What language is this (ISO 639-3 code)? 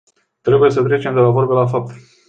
ron